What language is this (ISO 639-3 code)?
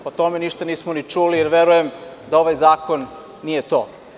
srp